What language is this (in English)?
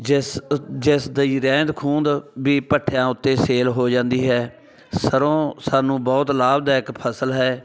Punjabi